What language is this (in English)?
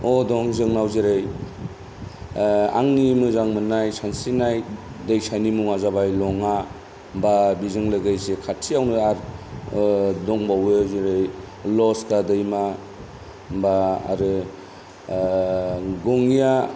Bodo